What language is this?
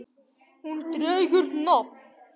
Icelandic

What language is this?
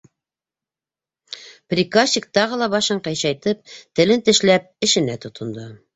Bashkir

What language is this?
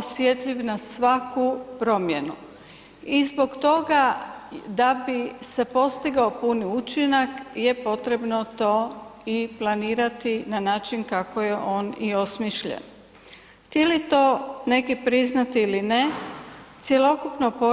Croatian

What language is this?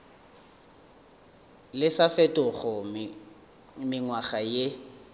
Northern Sotho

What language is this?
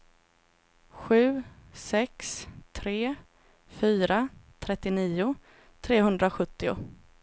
Swedish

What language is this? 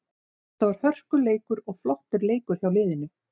Icelandic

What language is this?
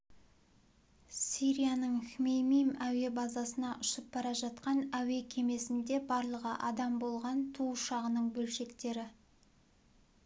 Kazakh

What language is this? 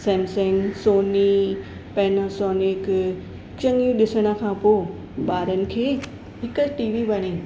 Sindhi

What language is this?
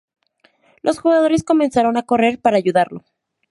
Spanish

